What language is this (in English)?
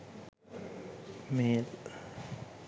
Sinhala